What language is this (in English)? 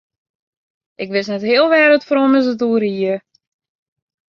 Western Frisian